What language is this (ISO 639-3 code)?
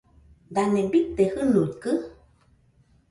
hux